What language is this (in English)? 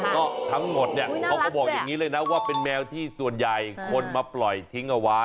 Thai